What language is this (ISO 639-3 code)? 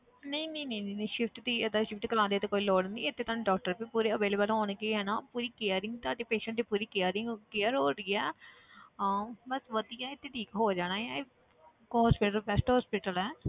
pan